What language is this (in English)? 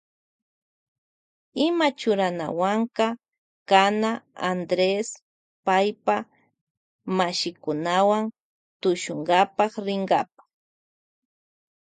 Loja Highland Quichua